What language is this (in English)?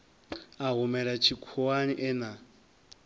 Venda